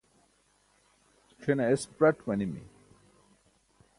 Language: Burushaski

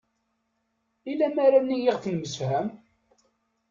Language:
Kabyle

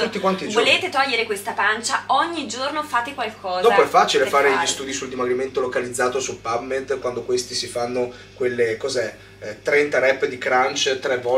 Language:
Italian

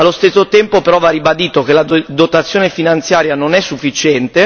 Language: Italian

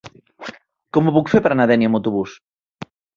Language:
Catalan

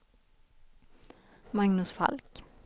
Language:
Swedish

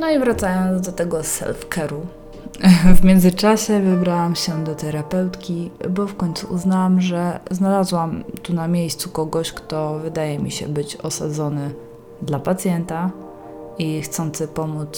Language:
Polish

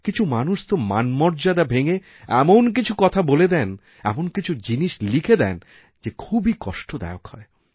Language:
Bangla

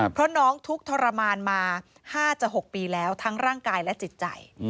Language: Thai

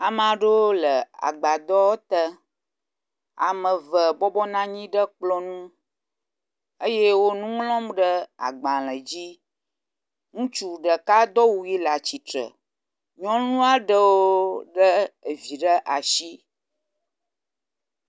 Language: Ewe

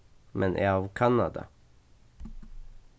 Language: Faroese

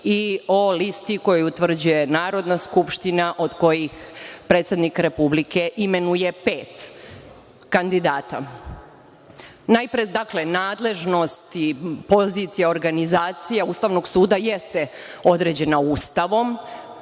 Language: Serbian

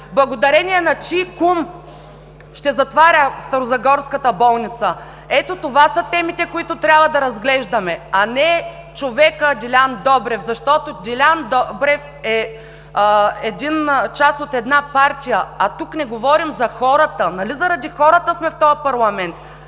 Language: Bulgarian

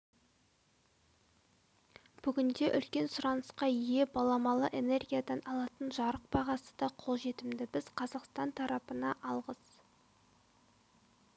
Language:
Kazakh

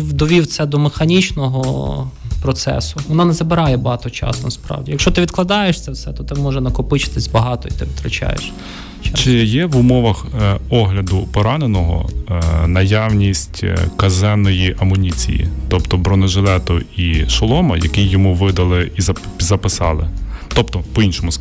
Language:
Ukrainian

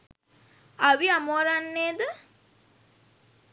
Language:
Sinhala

